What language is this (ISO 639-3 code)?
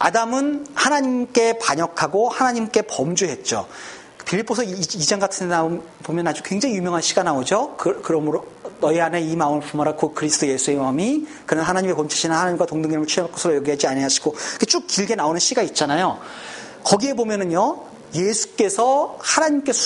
kor